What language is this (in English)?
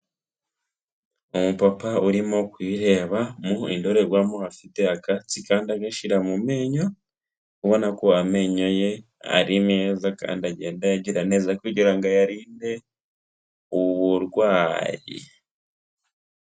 Kinyarwanda